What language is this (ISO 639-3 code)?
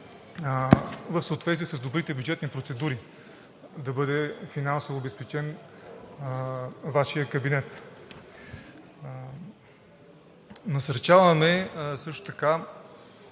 bul